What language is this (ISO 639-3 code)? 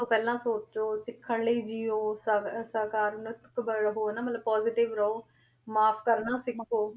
pan